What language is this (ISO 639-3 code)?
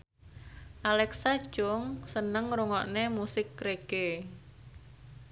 jav